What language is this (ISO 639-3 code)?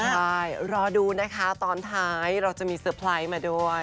tha